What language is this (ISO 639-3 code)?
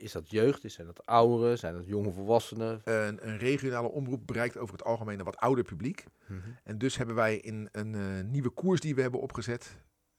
nld